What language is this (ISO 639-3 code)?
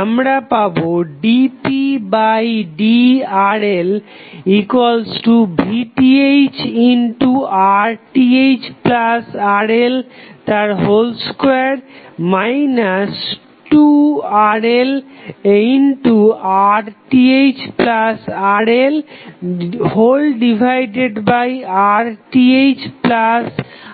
ben